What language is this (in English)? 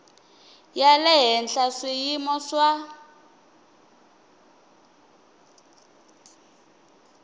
Tsonga